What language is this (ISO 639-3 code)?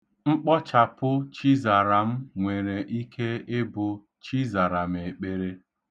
ibo